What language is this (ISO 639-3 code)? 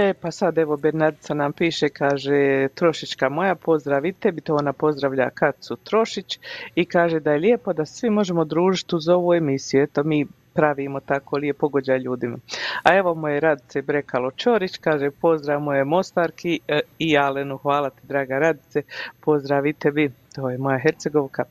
hrv